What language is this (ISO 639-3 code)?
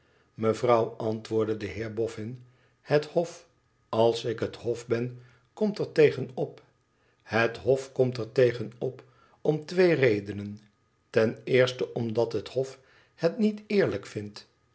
nld